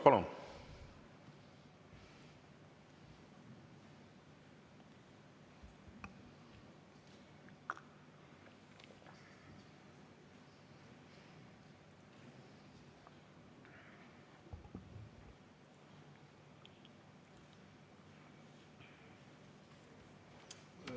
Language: Estonian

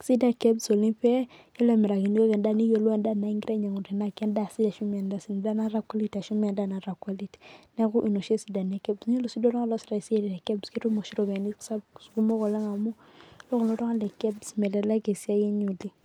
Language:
Masai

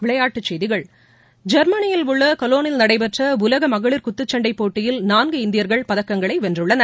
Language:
Tamil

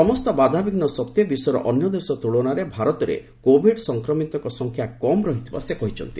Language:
Odia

